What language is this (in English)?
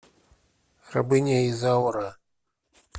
Russian